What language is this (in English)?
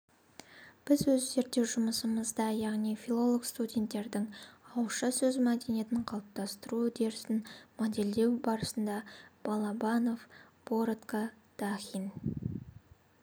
Kazakh